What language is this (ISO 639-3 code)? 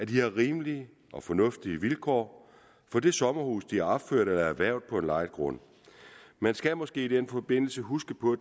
dan